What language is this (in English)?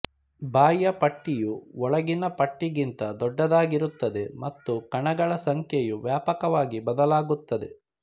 Kannada